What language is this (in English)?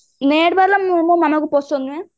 Odia